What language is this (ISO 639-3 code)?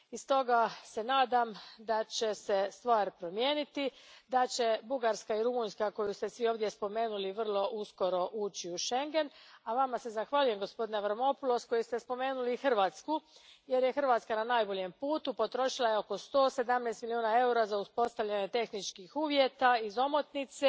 hrv